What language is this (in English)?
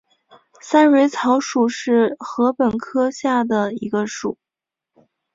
Chinese